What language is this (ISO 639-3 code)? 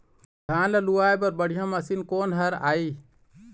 hne